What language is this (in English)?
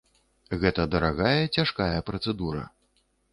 Belarusian